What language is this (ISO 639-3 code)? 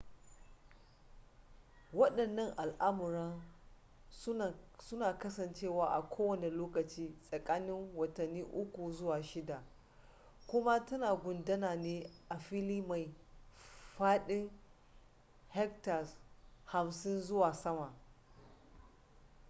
hau